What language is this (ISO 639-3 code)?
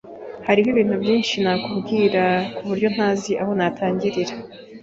kin